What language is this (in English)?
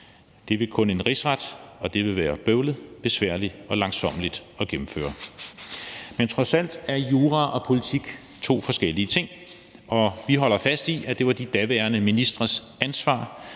Danish